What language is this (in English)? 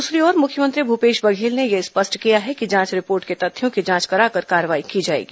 Hindi